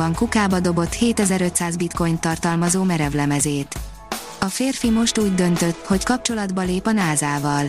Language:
Hungarian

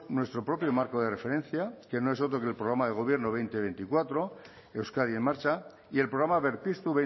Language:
Spanish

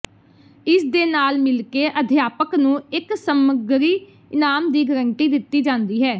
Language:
Punjabi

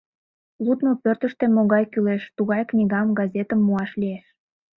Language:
Mari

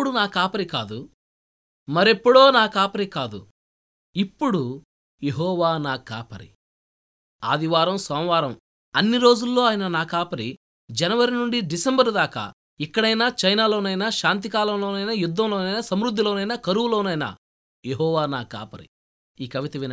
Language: Telugu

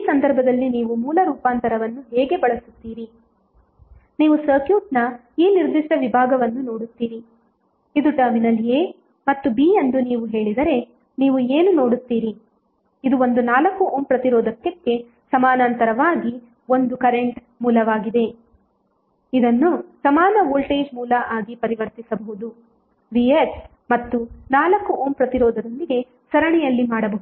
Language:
Kannada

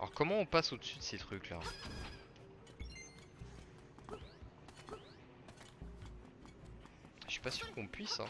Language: French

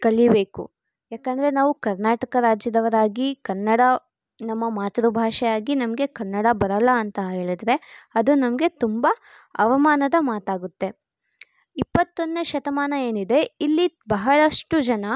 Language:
Kannada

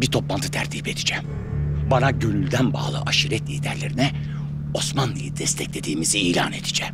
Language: Turkish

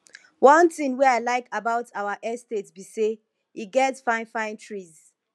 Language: Nigerian Pidgin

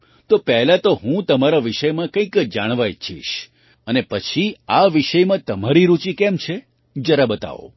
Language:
Gujarati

